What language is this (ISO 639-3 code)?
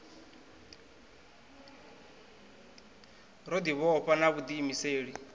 ven